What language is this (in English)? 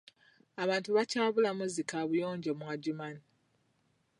Ganda